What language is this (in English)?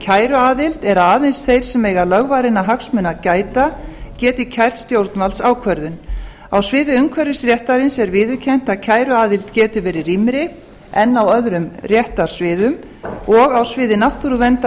Icelandic